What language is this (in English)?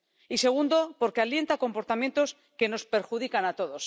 Spanish